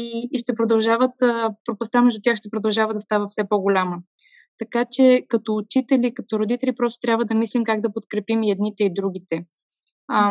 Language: Bulgarian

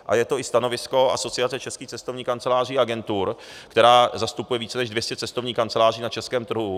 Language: Czech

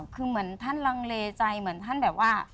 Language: Thai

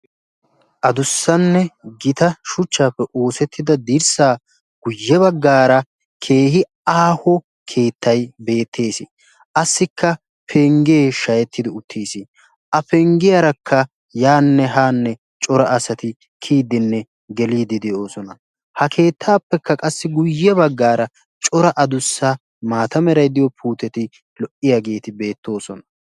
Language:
Wolaytta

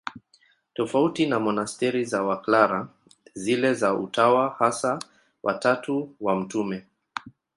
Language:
Swahili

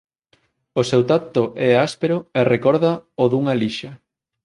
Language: Galician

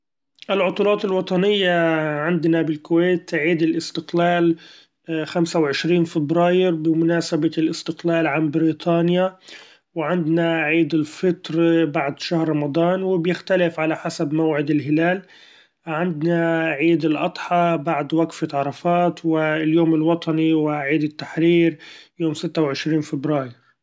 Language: Gulf Arabic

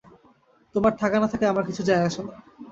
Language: Bangla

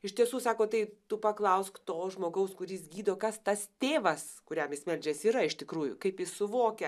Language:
Lithuanian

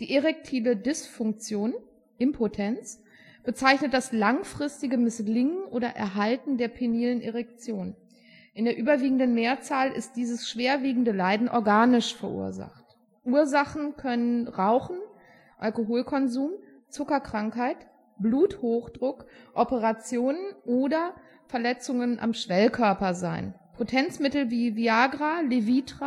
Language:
German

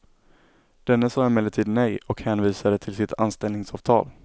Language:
Swedish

